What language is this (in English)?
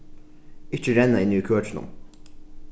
Faroese